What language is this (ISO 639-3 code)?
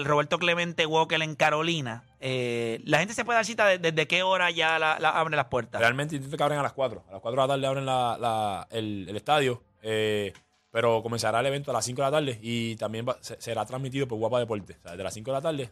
spa